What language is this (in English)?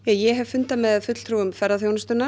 Icelandic